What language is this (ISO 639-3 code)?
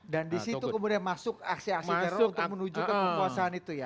ind